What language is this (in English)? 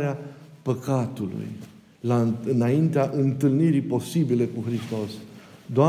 Romanian